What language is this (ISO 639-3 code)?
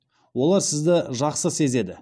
kaz